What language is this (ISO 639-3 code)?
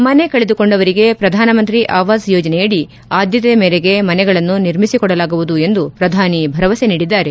kan